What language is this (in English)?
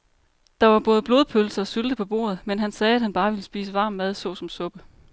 Danish